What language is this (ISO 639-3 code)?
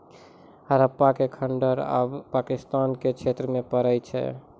mai